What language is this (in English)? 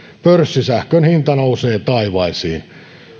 Finnish